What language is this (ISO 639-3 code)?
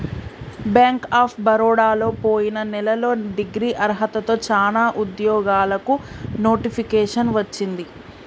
tel